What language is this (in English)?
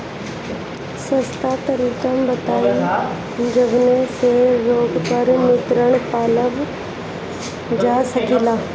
Bhojpuri